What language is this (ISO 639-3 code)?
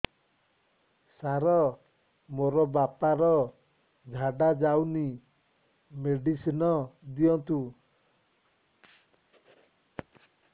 ori